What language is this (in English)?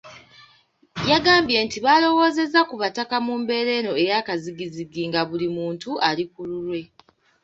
Ganda